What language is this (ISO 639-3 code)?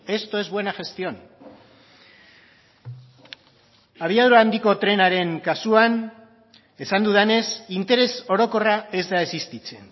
eus